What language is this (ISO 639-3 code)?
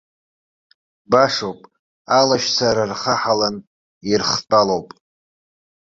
abk